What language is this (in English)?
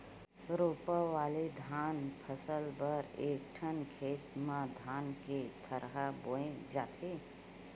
Chhattisgarhi